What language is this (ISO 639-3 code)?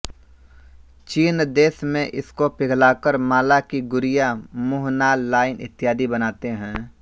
hin